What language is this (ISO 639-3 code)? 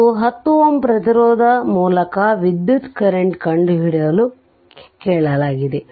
kan